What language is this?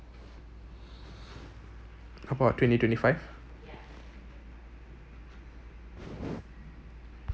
English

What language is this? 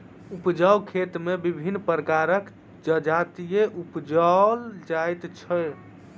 Maithili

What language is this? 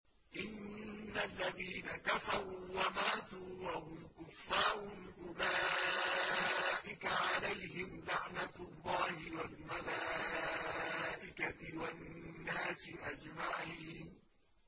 Arabic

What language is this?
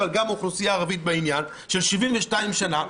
Hebrew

